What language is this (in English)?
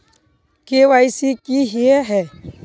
Magahi